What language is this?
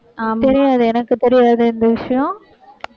Tamil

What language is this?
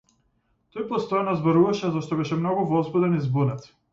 Macedonian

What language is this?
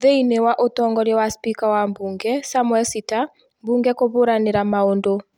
Kikuyu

